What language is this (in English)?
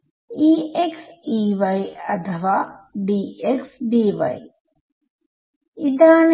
Malayalam